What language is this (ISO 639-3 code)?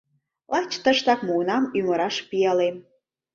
chm